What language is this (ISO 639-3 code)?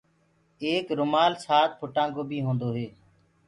ggg